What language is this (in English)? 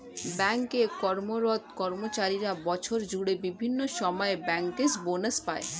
Bangla